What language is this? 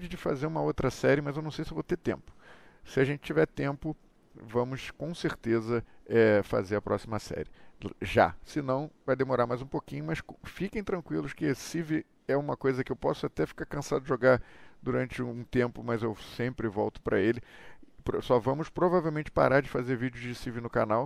Portuguese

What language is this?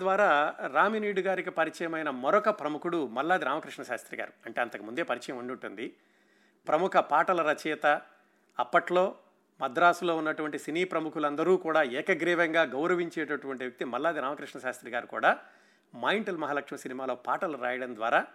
Telugu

